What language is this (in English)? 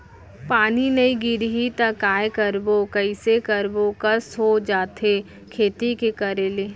Chhattisgarhi